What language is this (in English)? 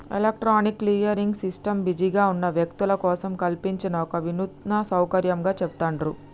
Telugu